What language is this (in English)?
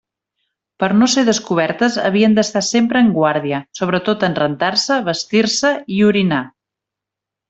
Catalan